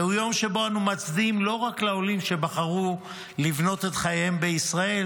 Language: Hebrew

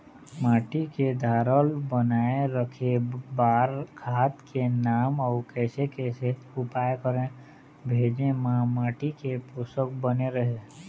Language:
Chhattisgarhi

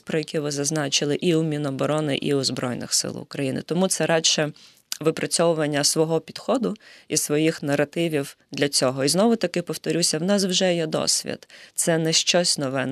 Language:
Ukrainian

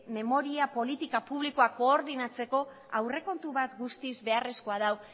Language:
Basque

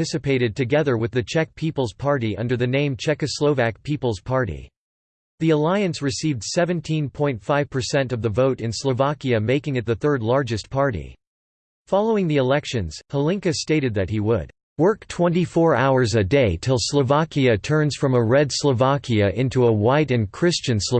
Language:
English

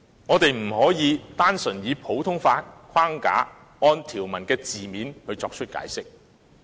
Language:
Cantonese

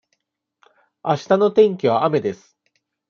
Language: Japanese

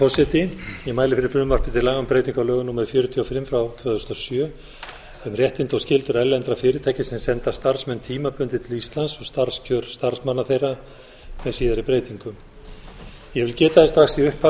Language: Icelandic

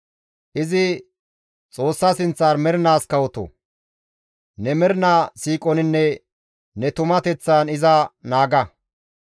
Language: Gamo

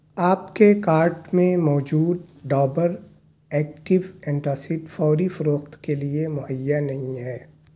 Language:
Urdu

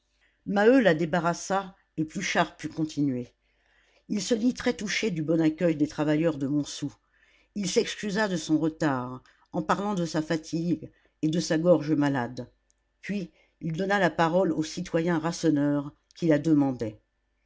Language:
French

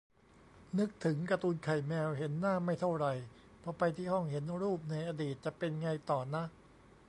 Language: Thai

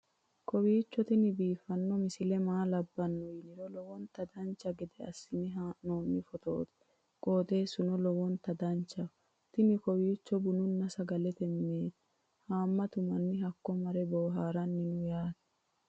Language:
Sidamo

